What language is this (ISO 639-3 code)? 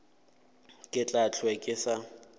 nso